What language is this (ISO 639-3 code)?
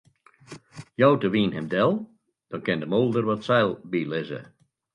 fry